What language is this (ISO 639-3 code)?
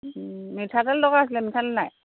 asm